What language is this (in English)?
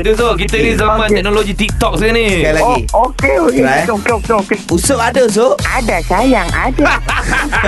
Malay